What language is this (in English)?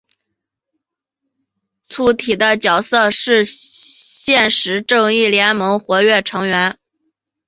Chinese